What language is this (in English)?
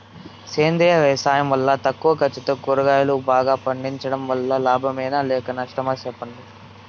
Telugu